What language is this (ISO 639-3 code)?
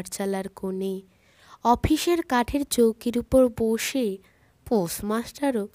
ben